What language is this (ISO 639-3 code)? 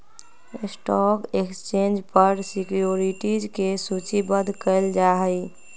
mag